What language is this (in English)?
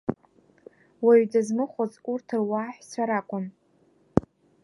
Abkhazian